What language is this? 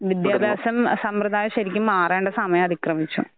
Malayalam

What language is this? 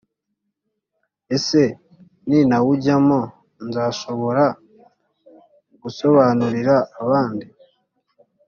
Kinyarwanda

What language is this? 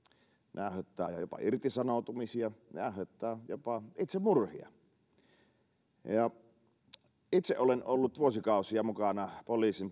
Finnish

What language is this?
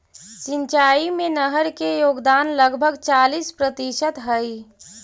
Magahi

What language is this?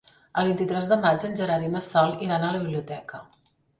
Catalan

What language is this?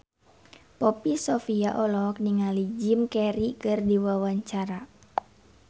Sundanese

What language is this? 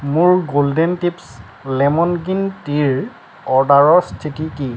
Assamese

